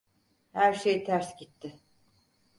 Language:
Turkish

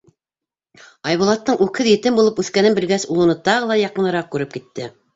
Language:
Bashkir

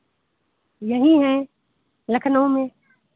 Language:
Hindi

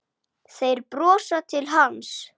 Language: Icelandic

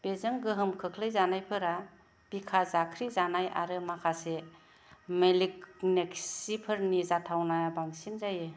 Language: Bodo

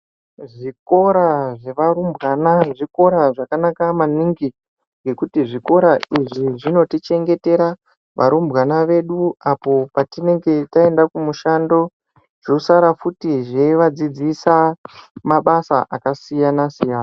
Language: Ndau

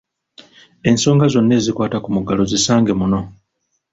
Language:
Ganda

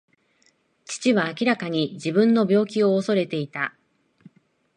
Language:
Japanese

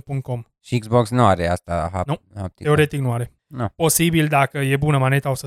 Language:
Romanian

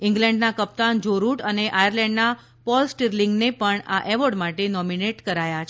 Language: Gujarati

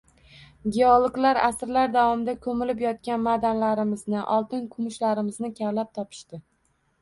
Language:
Uzbek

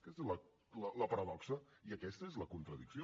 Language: Catalan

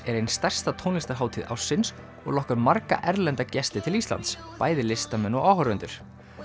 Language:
Icelandic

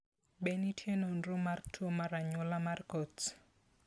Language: Luo (Kenya and Tanzania)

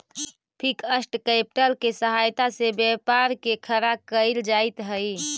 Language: Magahi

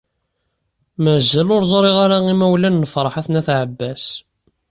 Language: Kabyle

